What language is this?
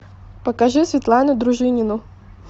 Russian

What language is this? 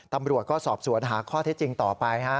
Thai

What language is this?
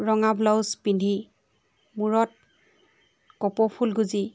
Assamese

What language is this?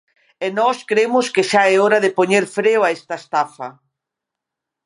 Galician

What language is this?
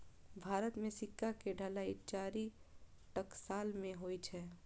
Maithili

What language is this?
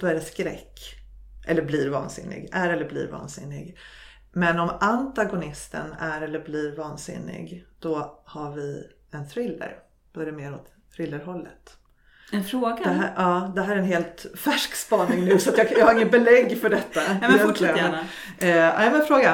Swedish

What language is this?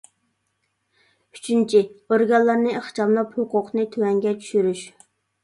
Uyghur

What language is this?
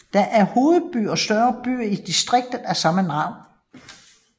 Danish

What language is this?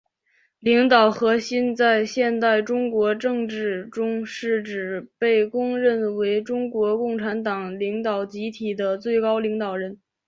Chinese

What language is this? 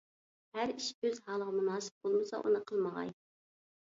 Uyghur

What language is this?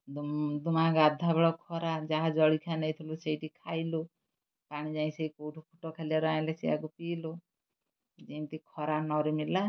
Odia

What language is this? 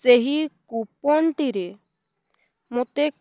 Odia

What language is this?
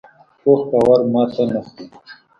Pashto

